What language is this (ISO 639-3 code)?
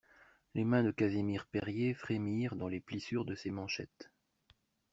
fra